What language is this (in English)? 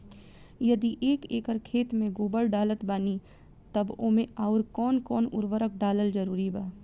Bhojpuri